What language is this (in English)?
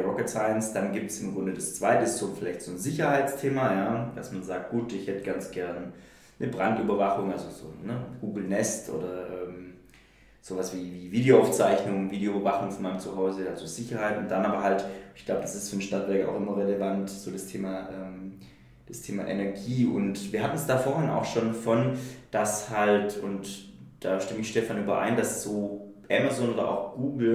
German